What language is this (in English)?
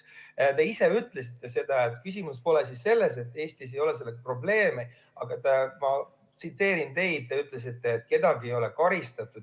Estonian